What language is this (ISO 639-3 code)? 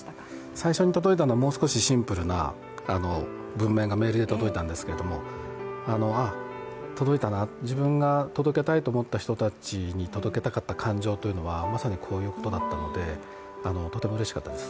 jpn